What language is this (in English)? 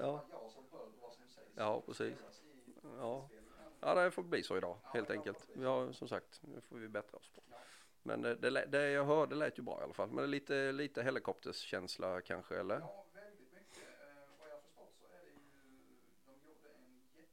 Swedish